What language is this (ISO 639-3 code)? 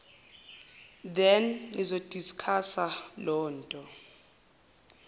zul